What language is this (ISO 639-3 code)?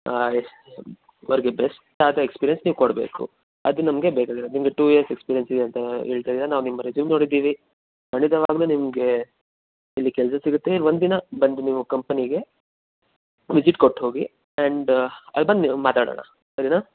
kan